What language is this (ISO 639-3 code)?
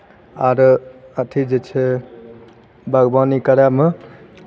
mai